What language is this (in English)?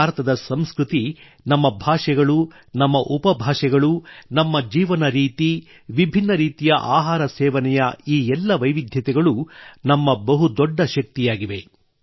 Kannada